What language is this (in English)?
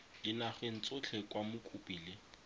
Tswana